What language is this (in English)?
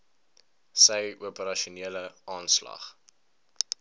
Afrikaans